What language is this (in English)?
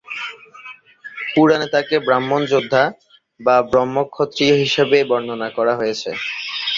Bangla